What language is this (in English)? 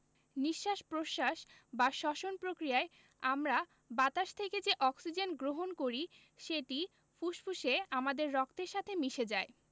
Bangla